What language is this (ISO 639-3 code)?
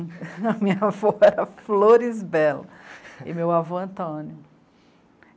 por